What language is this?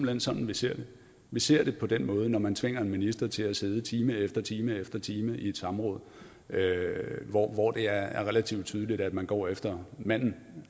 Danish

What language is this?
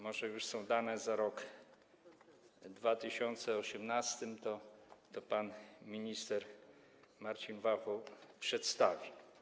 Polish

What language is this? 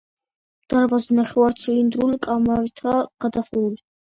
Georgian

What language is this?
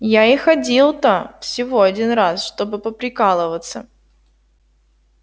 Russian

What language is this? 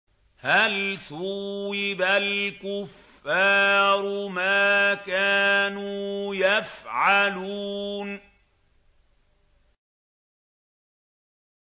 Arabic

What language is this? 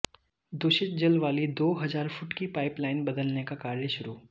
Hindi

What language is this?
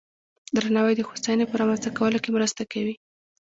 Pashto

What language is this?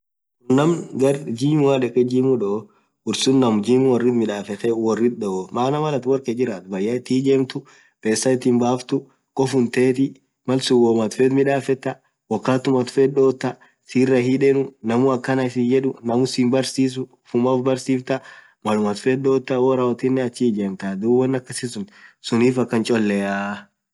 Orma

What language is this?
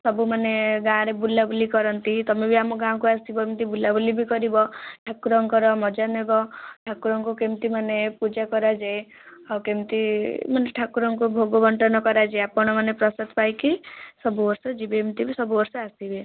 Odia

